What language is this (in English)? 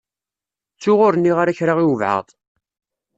Kabyle